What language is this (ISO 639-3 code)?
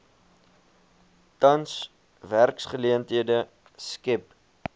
afr